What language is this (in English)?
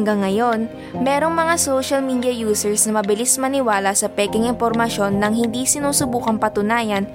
Filipino